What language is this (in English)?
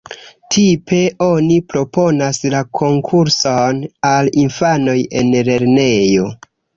Esperanto